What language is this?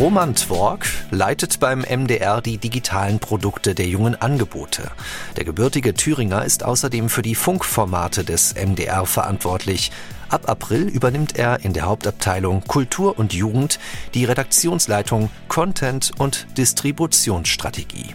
German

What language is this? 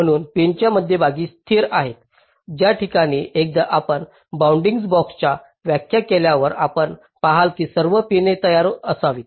Marathi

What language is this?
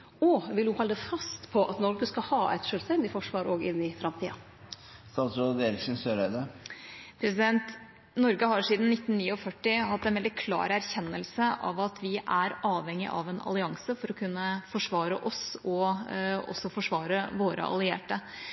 Norwegian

